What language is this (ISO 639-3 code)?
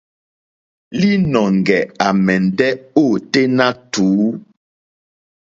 bri